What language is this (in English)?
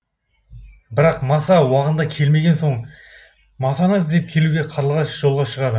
Kazakh